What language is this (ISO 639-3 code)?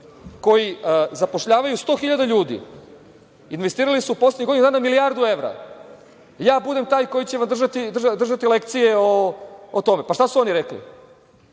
srp